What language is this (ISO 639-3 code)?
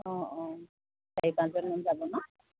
asm